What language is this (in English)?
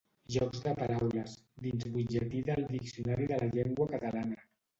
Catalan